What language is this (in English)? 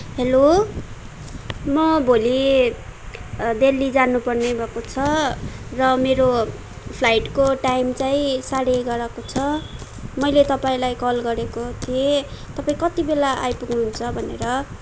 Nepali